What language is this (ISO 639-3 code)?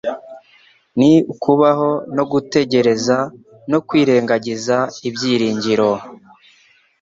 kin